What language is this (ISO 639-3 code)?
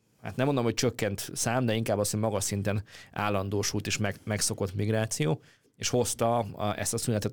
hun